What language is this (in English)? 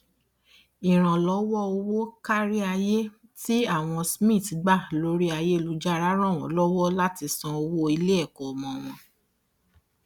Yoruba